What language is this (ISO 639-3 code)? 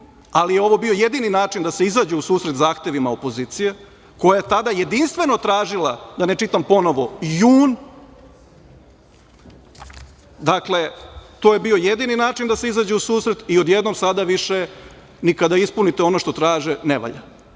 srp